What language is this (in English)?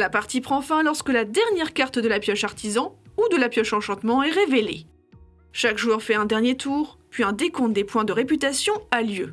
French